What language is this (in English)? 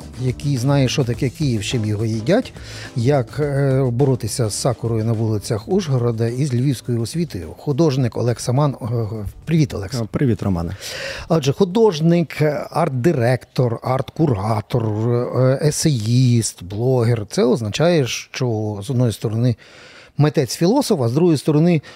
Ukrainian